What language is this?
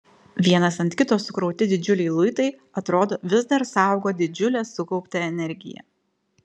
Lithuanian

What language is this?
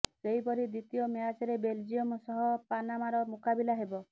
Odia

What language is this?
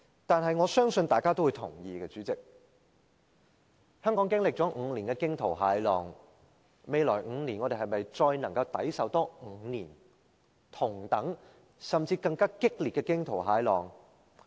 Cantonese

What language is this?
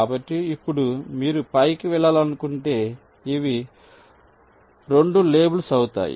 Telugu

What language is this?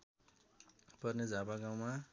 Nepali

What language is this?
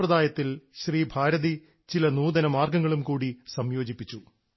Malayalam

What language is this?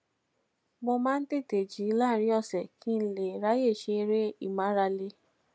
Yoruba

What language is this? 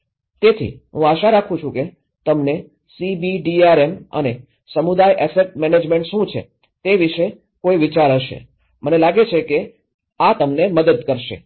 Gujarati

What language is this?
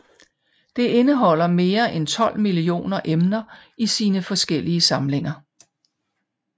Danish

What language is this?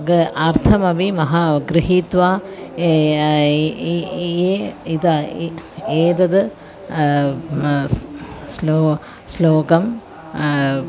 Sanskrit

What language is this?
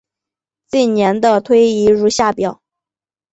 Chinese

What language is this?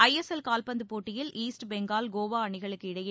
Tamil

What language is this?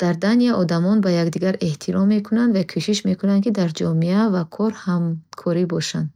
Bukharic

